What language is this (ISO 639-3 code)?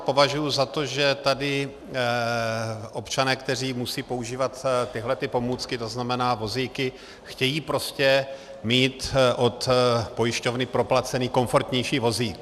ces